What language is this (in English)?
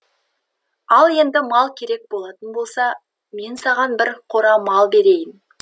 Kazakh